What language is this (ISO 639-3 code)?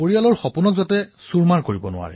asm